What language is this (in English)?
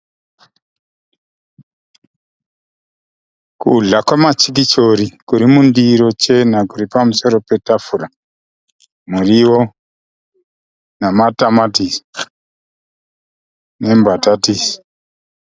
Shona